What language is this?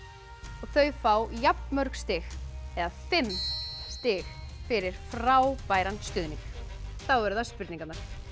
Icelandic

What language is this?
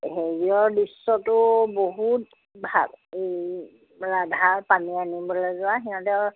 Assamese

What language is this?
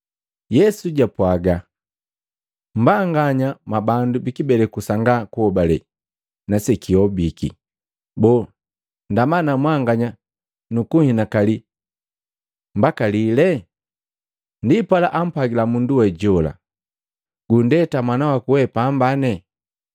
Matengo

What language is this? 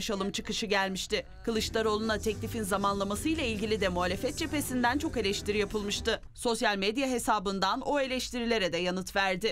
Turkish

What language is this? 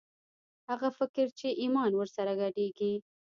Pashto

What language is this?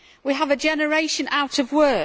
English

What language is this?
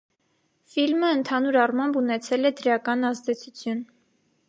Armenian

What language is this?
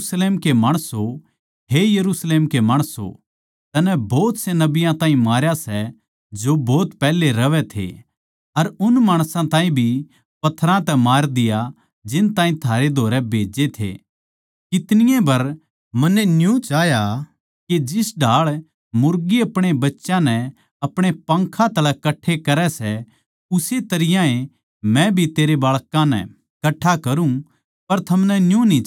Haryanvi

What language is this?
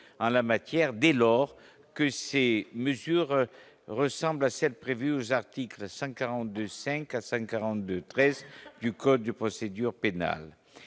French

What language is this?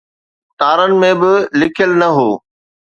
Sindhi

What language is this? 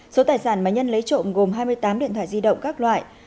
Vietnamese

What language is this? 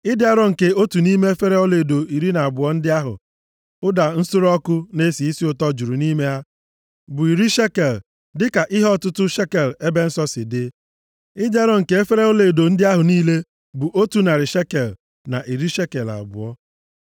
Igbo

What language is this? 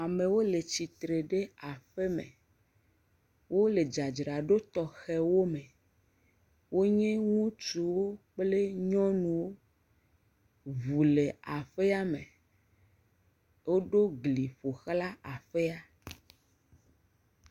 Ewe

